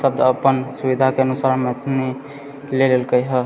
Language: Maithili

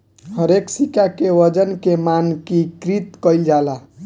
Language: Bhojpuri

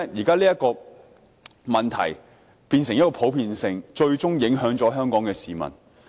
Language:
Cantonese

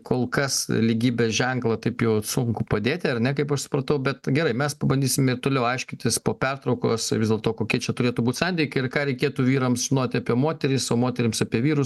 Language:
Lithuanian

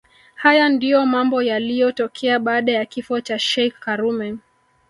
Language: Swahili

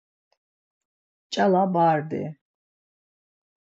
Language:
Laz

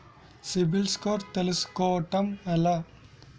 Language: Telugu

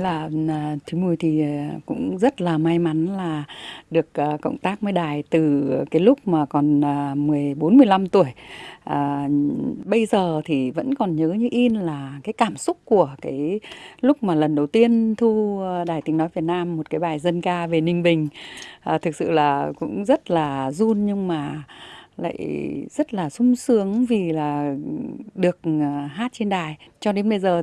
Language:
Vietnamese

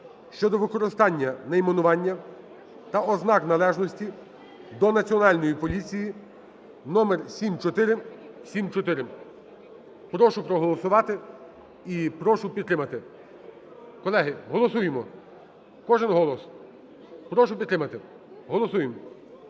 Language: Ukrainian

